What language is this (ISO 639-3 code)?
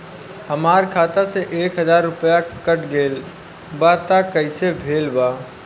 bho